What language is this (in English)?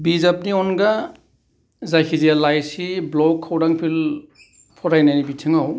Bodo